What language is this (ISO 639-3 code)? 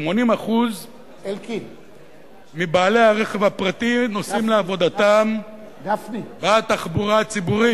heb